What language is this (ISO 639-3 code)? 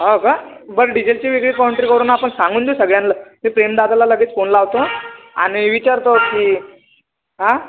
mar